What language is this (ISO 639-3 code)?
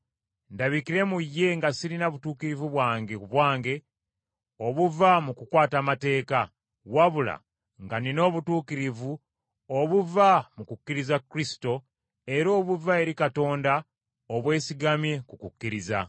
lug